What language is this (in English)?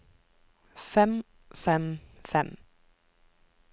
Norwegian